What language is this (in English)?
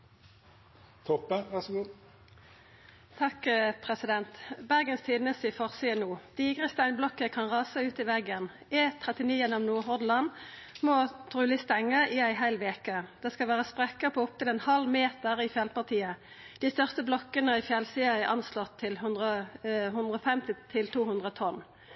Norwegian Nynorsk